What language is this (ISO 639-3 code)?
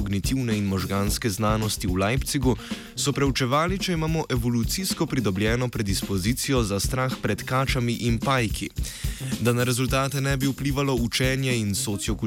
hrv